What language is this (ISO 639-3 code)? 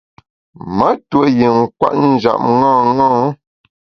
bax